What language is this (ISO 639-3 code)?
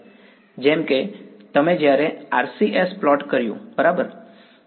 guj